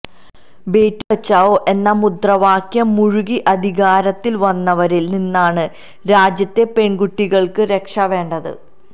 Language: Malayalam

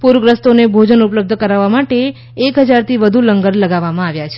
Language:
Gujarati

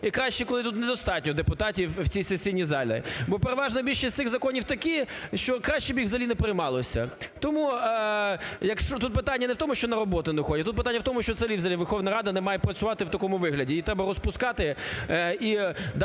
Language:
Ukrainian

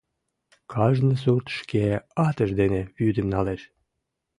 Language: Mari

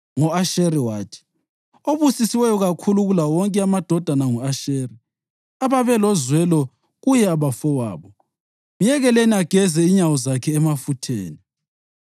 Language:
North Ndebele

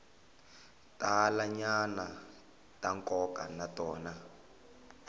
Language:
Tsonga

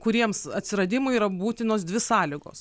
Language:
Lithuanian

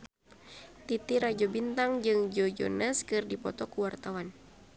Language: Sundanese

